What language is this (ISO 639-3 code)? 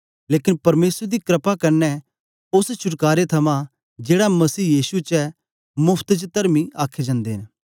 doi